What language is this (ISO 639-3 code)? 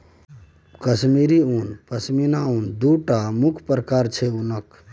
mai